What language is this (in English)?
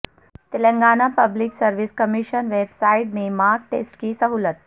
Urdu